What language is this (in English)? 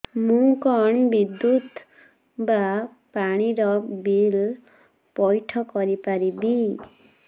Odia